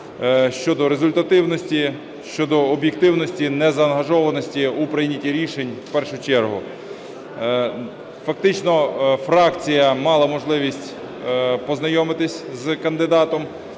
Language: Ukrainian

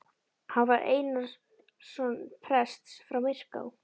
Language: Icelandic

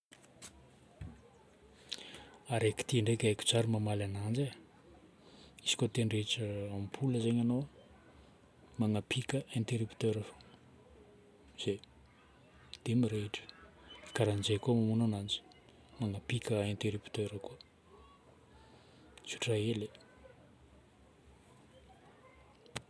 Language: Northern Betsimisaraka Malagasy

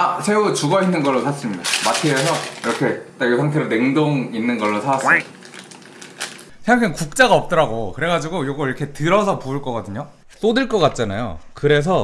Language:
Korean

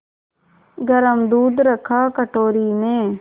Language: Hindi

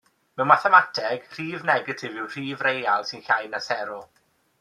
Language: Welsh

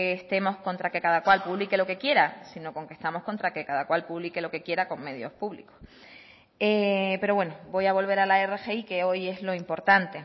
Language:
Spanish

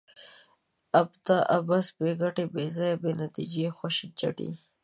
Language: Pashto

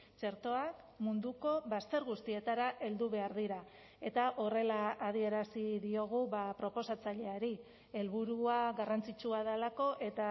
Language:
Basque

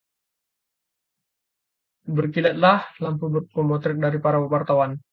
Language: Indonesian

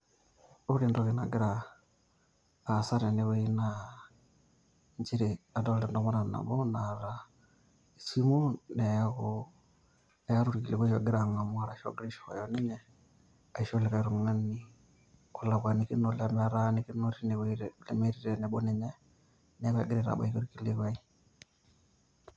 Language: Masai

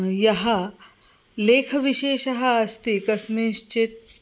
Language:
Sanskrit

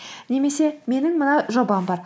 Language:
Kazakh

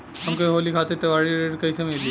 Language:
Bhojpuri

